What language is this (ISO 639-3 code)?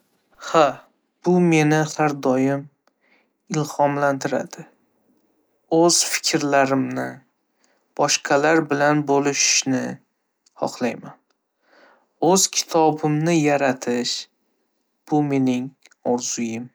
uzb